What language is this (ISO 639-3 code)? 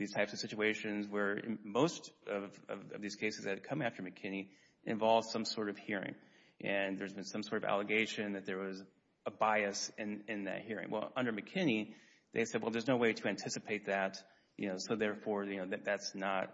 eng